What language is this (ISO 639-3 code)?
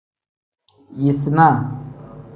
kdh